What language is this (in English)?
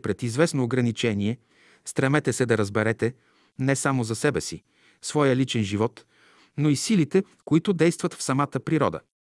Bulgarian